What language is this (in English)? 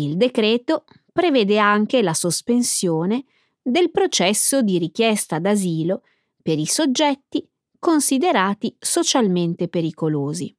Italian